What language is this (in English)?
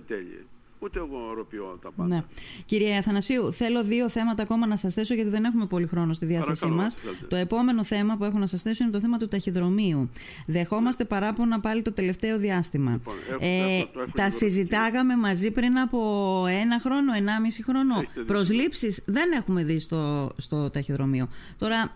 Greek